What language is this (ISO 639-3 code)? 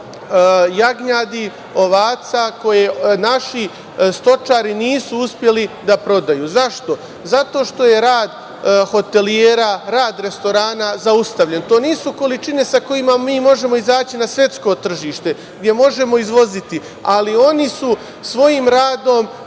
srp